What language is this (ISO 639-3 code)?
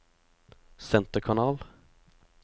nor